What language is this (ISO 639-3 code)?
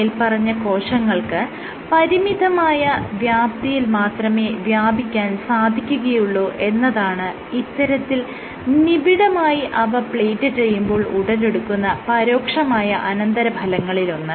mal